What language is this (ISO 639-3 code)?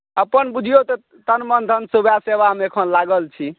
mai